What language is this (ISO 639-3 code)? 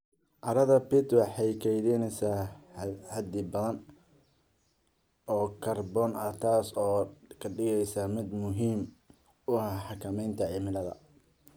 som